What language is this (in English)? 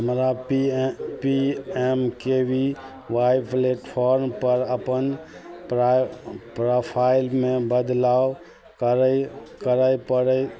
Maithili